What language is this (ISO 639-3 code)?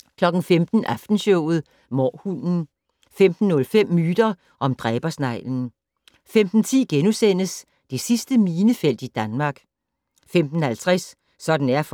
dan